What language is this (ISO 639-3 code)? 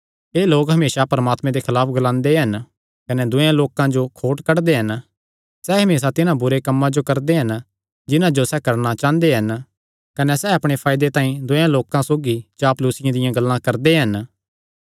xnr